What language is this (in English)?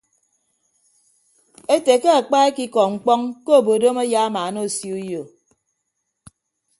Ibibio